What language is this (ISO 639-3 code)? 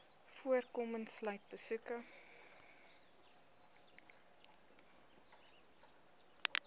afr